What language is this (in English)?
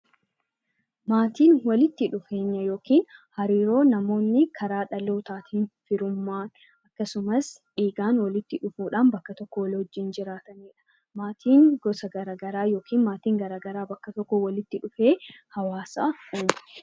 Oromo